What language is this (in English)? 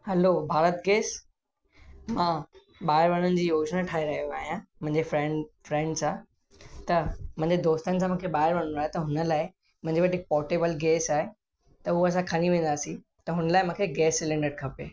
Sindhi